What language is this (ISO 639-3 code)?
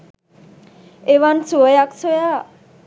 sin